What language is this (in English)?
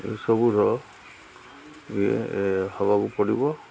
Odia